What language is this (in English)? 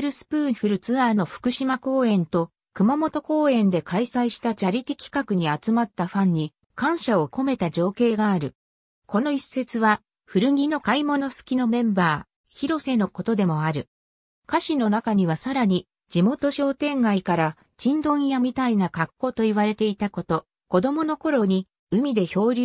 Japanese